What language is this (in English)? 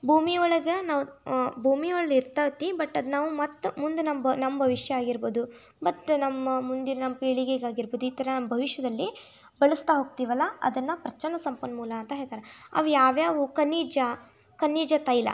Kannada